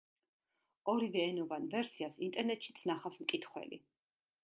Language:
Georgian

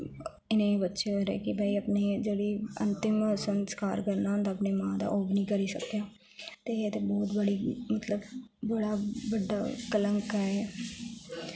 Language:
Dogri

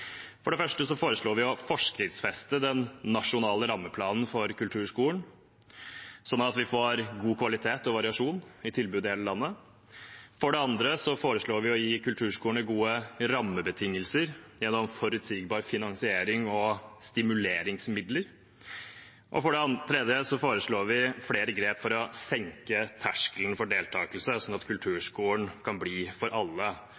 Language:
Norwegian Bokmål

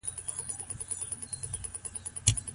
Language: Pashto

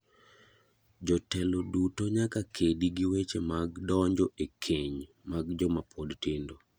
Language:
Luo (Kenya and Tanzania)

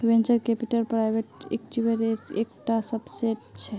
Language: Magahi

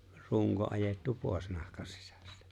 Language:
Finnish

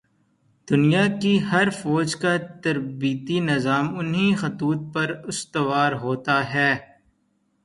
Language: Urdu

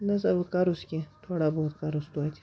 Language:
Kashmiri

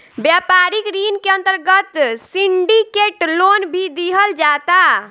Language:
Bhojpuri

